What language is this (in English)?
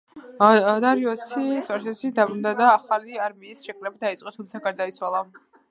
Georgian